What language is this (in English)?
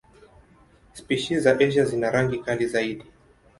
Swahili